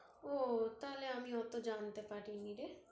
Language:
Bangla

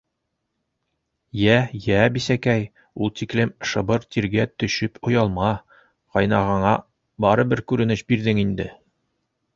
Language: Bashkir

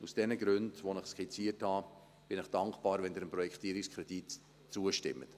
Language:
Swiss German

